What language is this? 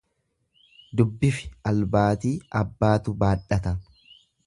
Oromo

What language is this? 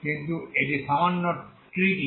Bangla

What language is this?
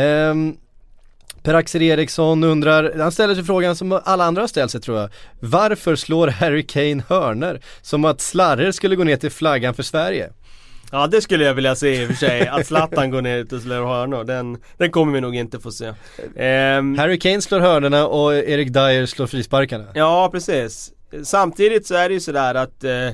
Swedish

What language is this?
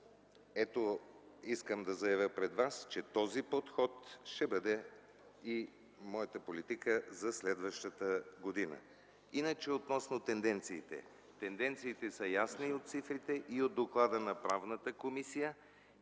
Bulgarian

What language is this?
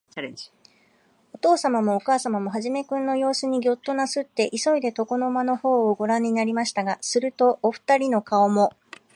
Japanese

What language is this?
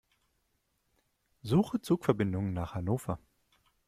German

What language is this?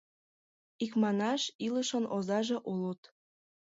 Mari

